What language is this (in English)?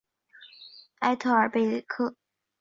Chinese